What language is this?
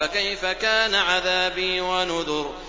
Arabic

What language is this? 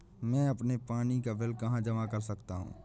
Hindi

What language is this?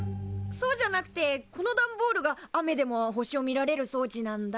Japanese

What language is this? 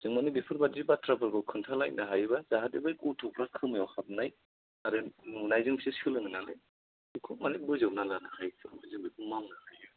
Bodo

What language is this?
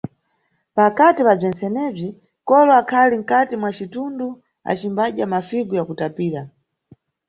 Nyungwe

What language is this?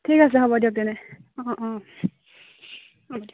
Assamese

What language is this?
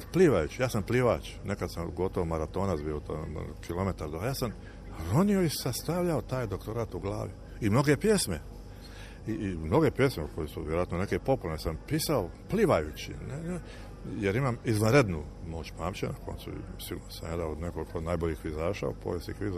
Croatian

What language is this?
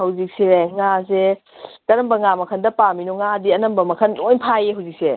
Manipuri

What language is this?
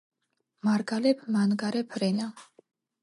Georgian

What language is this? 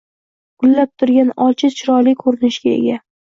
Uzbek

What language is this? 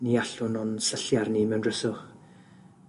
Welsh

